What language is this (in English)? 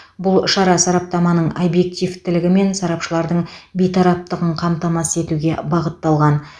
Kazakh